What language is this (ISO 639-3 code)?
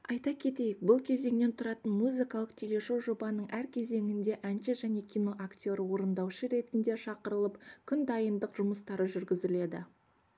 kaz